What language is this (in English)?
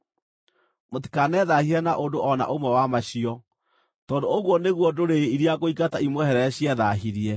Kikuyu